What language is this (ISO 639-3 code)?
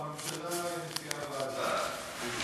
heb